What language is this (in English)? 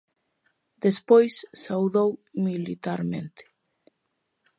Galician